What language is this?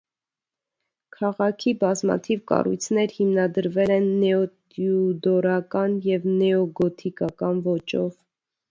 Armenian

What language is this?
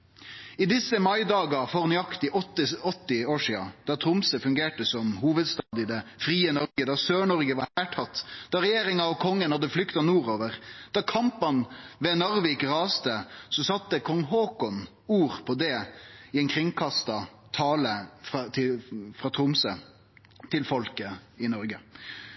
Norwegian Nynorsk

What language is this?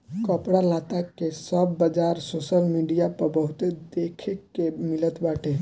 Bhojpuri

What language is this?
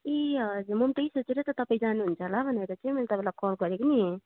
Nepali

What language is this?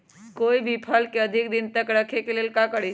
Magahi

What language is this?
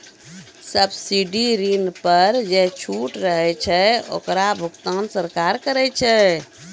Maithili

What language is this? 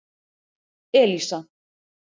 Icelandic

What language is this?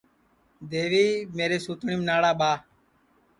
Sansi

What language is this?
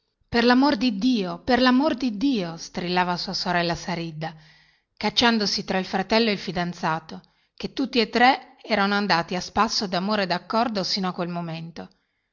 Italian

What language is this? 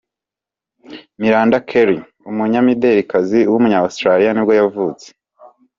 Kinyarwanda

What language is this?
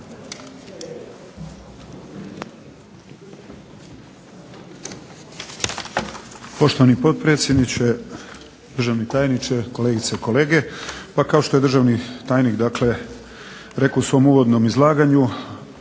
Croatian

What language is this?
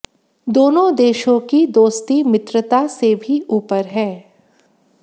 Hindi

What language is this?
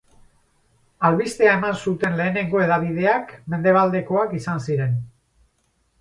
Basque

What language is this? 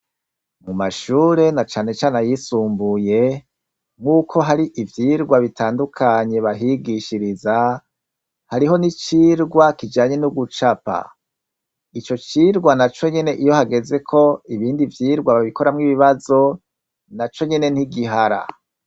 Rundi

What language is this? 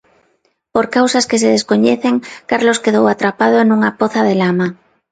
Galician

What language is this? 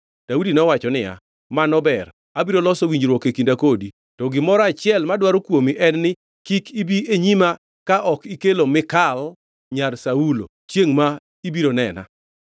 Luo (Kenya and Tanzania)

